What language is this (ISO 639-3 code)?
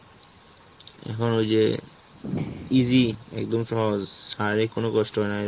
ben